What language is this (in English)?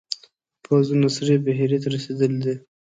Pashto